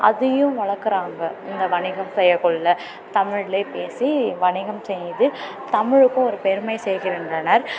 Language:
Tamil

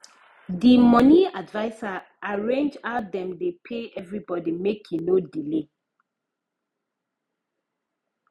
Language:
Nigerian Pidgin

